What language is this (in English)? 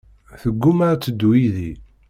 Kabyle